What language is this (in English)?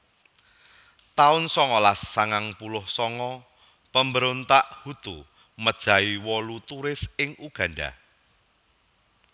Javanese